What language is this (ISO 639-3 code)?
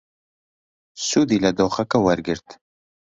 ckb